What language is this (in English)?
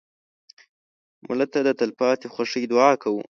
Pashto